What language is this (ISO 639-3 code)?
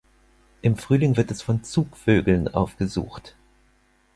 deu